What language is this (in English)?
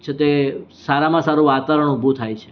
Gujarati